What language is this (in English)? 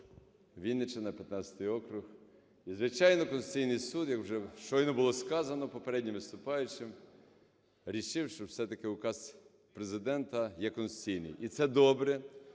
Ukrainian